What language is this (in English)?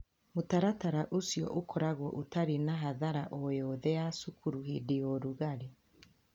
Kikuyu